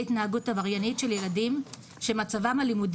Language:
Hebrew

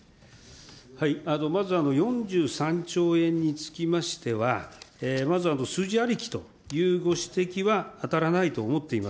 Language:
Japanese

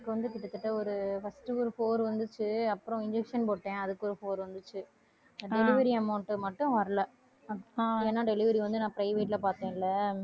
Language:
Tamil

